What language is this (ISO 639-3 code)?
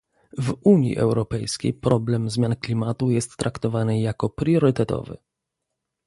pol